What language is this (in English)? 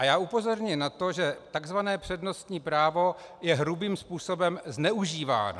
Czech